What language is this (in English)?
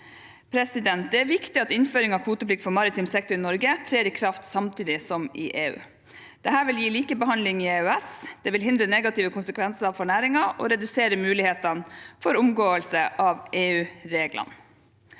Norwegian